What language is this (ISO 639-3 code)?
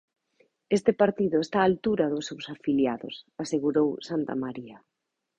glg